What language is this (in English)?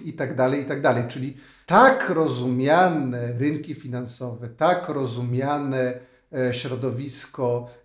Polish